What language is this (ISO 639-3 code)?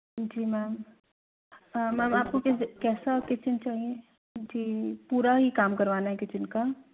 hin